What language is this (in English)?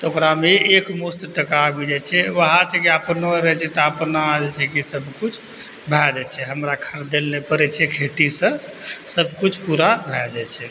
Maithili